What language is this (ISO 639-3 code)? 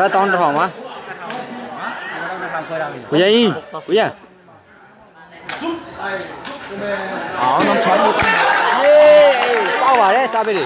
tha